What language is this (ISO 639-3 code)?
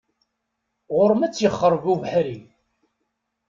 kab